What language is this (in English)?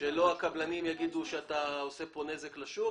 Hebrew